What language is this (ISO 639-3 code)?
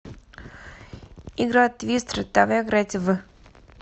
rus